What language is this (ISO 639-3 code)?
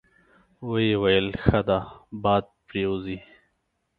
pus